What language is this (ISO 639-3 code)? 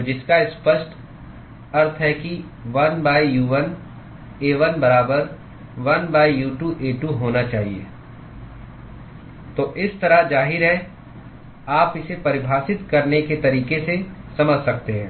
hin